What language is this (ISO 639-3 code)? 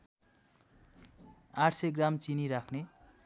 nep